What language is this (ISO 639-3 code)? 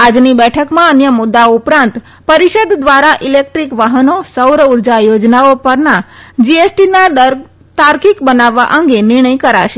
guj